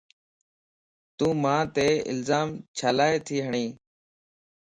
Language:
Lasi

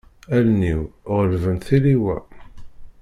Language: Kabyle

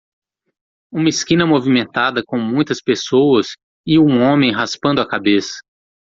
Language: Portuguese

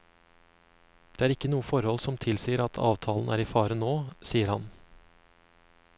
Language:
Norwegian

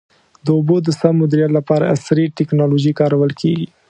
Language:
Pashto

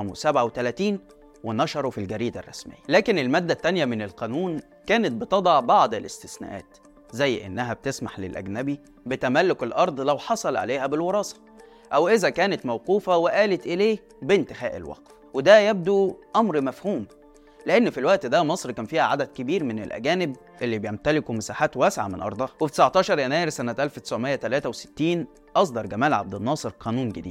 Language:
Arabic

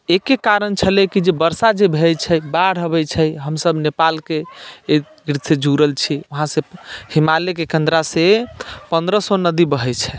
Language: Maithili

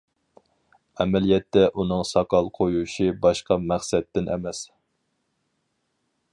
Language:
Uyghur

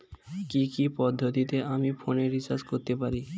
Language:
Bangla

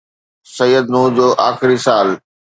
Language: Sindhi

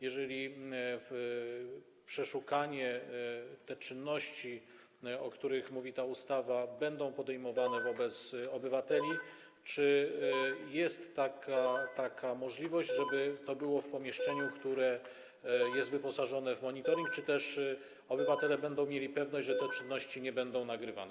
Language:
Polish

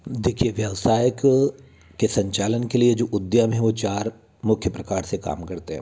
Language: Hindi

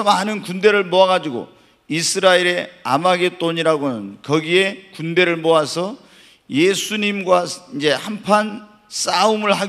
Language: Korean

